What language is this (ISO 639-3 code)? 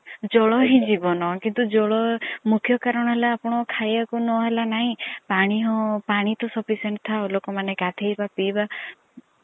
ori